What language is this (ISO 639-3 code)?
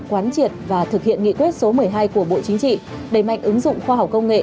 vie